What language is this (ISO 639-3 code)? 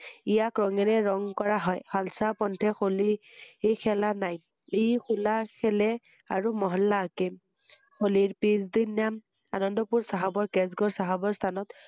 asm